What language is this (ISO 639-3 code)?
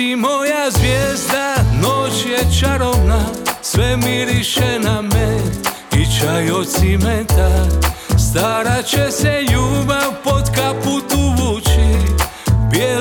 hrv